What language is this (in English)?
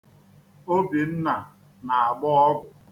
Igbo